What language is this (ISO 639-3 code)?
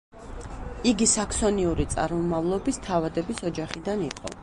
kat